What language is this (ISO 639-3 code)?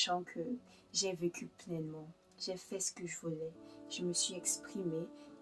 fra